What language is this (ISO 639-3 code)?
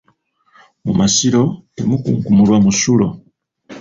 lug